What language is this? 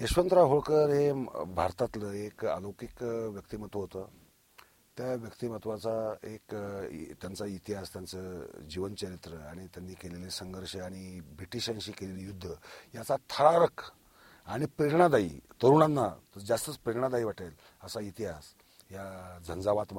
Marathi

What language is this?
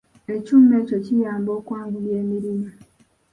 Ganda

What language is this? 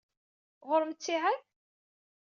Kabyle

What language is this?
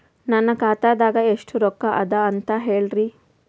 Kannada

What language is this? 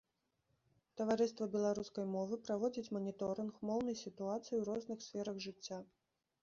Belarusian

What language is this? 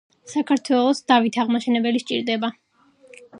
Georgian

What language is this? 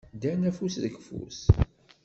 Kabyle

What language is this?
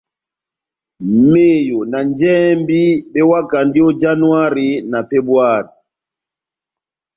Batanga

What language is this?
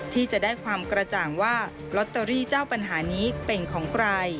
Thai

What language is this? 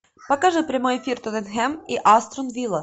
Russian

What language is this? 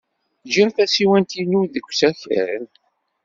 Kabyle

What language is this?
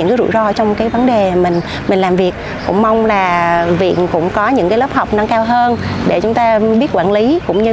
Vietnamese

